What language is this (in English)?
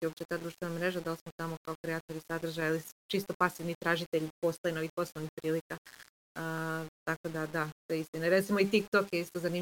Croatian